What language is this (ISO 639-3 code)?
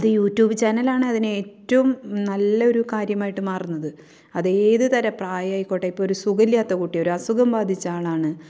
mal